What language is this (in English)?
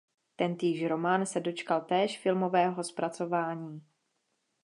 Czech